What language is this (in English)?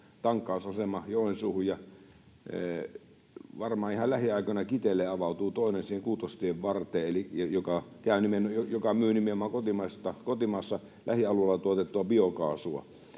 Finnish